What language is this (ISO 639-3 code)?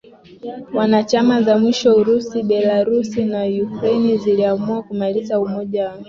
swa